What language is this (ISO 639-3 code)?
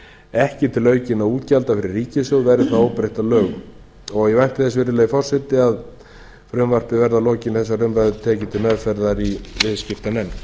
isl